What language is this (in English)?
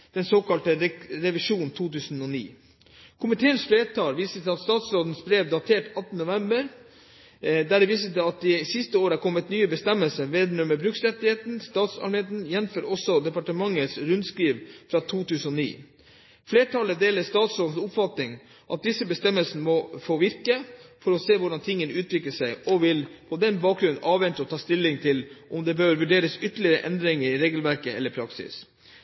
Norwegian Bokmål